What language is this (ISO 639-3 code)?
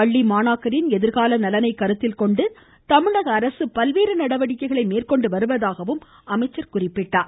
tam